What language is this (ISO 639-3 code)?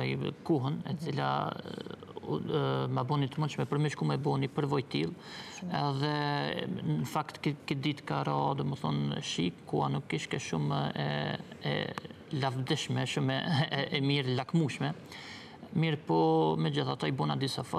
nor